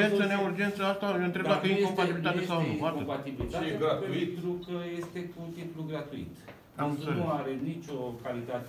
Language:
Romanian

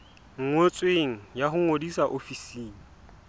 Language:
Southern Sotho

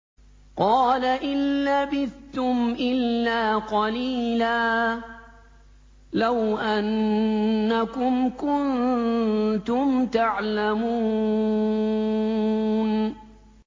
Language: Arabic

